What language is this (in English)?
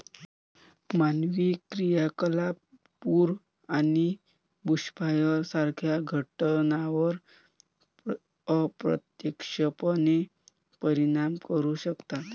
Marathi